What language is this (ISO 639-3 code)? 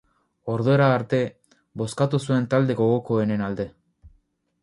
eus